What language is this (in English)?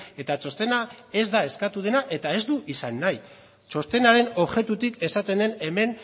Basque